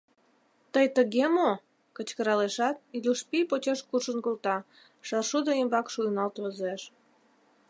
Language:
Mari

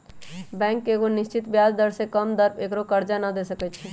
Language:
Magahi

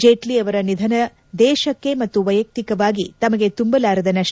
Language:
Kannada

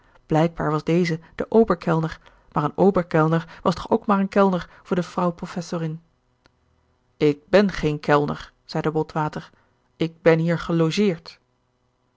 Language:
Dutch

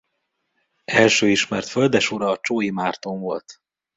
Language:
Hungarian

